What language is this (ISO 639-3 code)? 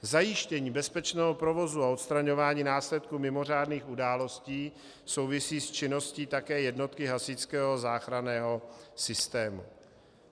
ces